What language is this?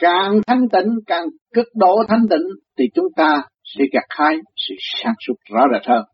Vietnamese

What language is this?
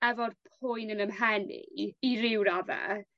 Welsh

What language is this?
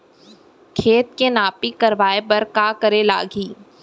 Chhattisgarhi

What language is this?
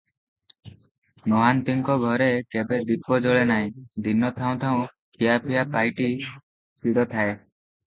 Odia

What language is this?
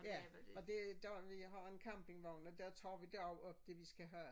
Danish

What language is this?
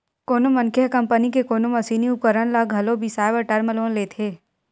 Chhattisgarhi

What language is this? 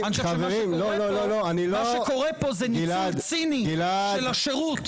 Hebrew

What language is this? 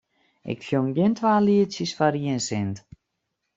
Western Frisian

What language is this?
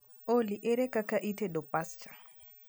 Luo (Kenya and Tanzania)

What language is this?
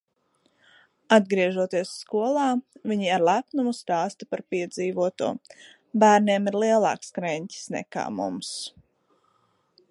Latvian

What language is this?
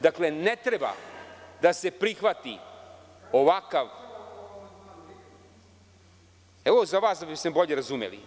Serbian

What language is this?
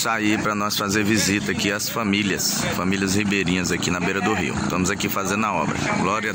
Portuguese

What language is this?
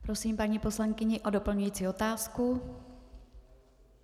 Czech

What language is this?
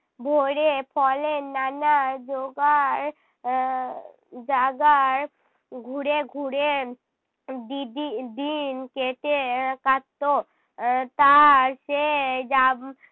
Bangla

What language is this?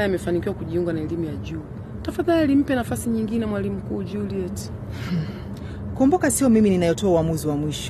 Swahili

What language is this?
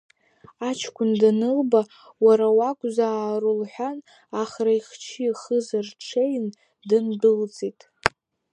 Abkhazian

